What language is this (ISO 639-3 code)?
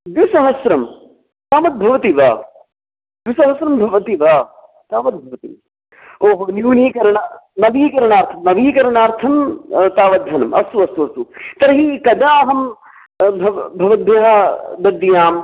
san